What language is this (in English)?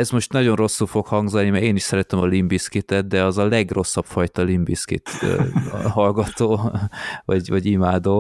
Hungarian